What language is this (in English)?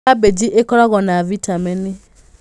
Kikuyu